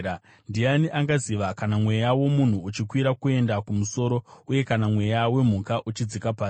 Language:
Shona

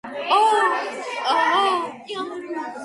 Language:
Georgian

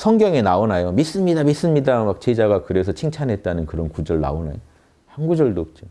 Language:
Korean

